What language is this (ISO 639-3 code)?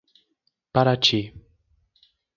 por